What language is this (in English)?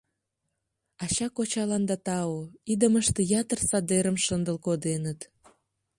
Mari